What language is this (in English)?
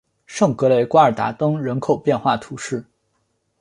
Chinese